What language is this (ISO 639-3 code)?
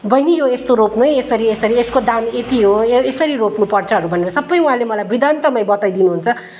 nep